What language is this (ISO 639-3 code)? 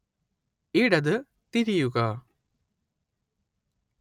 mal